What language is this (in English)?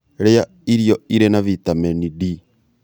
Kikuyu